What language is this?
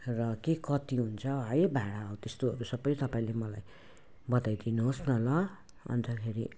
Nepali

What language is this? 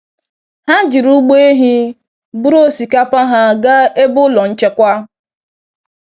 Igbo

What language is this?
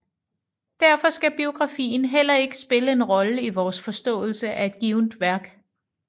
Danish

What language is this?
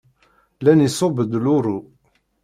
Kabyle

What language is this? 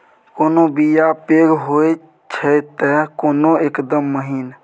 Maithili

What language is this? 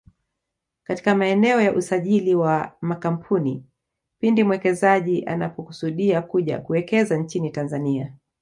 Swahili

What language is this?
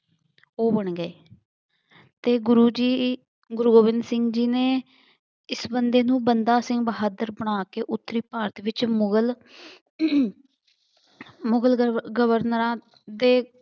Punjabi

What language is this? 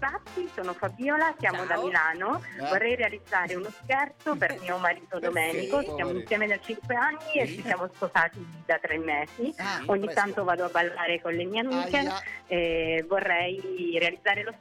Italian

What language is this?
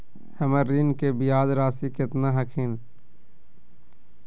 Magahi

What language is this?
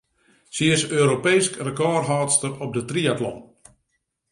Western Frisian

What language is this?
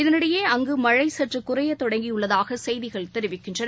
Tamil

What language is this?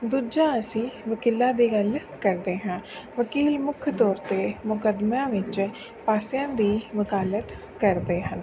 Punjabi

